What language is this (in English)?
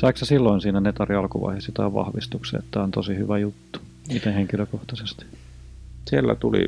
Finnish